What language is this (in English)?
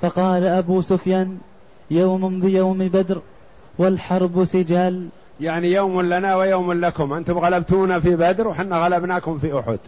Arabic